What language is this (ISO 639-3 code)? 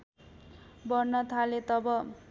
nep